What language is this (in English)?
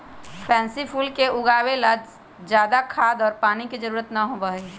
Magahi